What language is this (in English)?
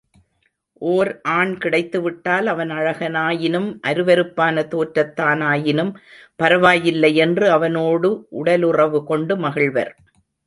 Tamil